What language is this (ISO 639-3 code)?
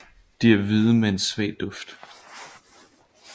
dan